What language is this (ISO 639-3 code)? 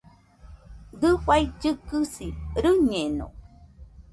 hux